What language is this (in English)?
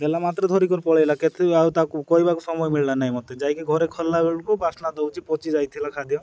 Odia